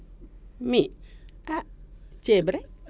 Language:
Serer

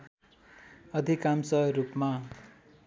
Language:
Nepali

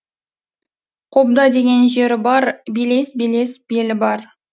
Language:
Kazakh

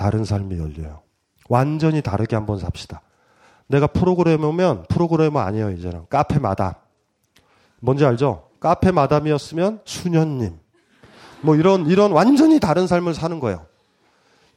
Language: Korean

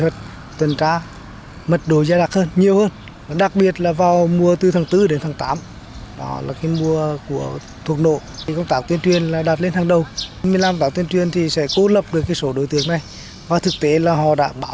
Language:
Vietnamese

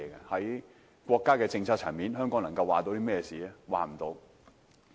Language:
Cantonese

